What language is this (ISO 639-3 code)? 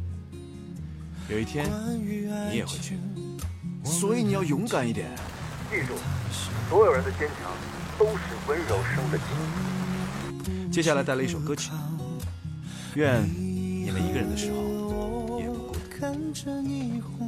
zho